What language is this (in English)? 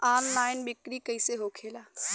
Bhojpuri